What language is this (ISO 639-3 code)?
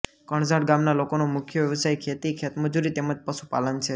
guj